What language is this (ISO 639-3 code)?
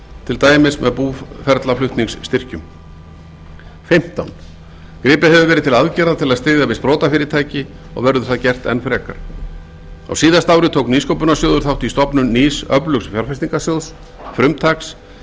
isl